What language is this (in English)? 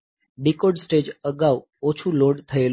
Gujarati